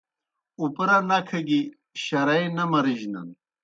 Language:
Kohistani Shina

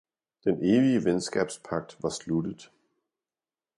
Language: Danish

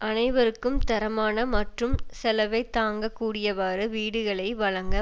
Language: Tamil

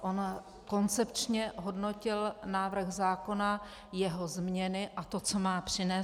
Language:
Czech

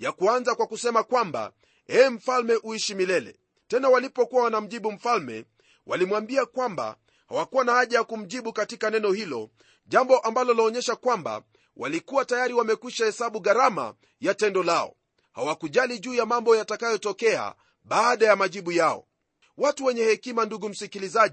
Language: Swahili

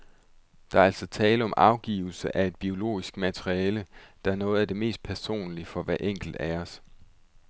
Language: Danish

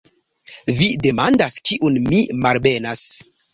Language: Esperanto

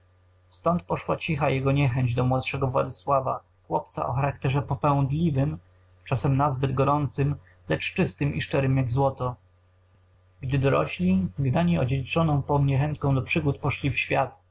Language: Polish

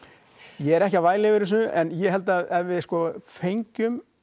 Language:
Icelandic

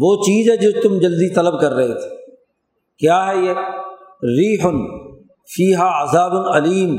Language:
Urdu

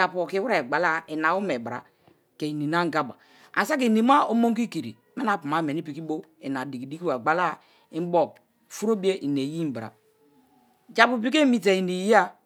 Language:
Kalabari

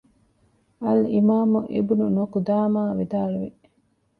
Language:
Divehi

